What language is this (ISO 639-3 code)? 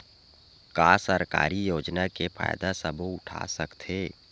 hne